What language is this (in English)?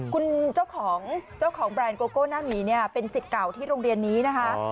Thai